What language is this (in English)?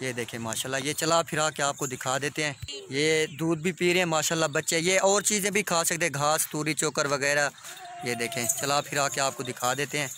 Hindi